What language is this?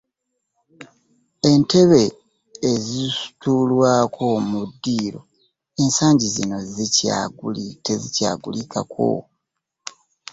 Ganda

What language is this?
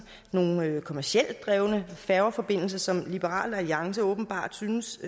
Danish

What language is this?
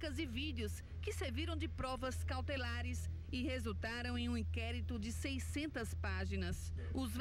Portuguese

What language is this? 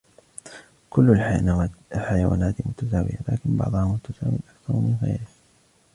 Arabic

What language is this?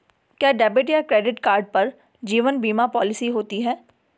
Hindi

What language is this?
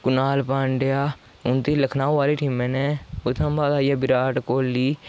Dogri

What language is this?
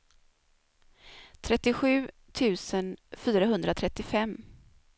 Swedish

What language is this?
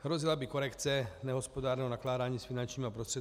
Czech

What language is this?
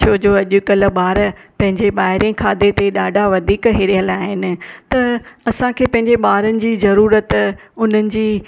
Sindhi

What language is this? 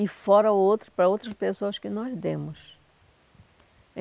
Portuguese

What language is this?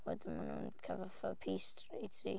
Welsh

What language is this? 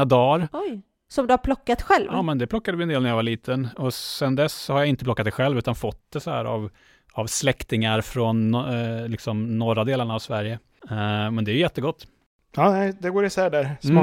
Swedish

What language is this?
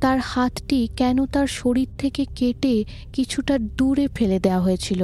Bangla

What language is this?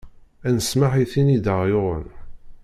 Kabyle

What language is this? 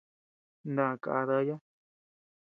Tepeuxila Cuicatec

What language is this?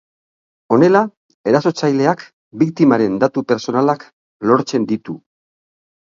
Basque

